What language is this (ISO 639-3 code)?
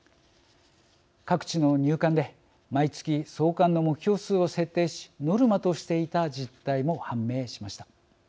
jpn